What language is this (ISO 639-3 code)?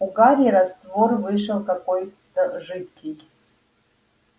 rus